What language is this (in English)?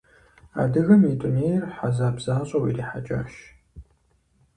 Kabardian